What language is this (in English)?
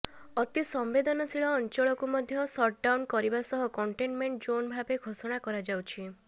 Odia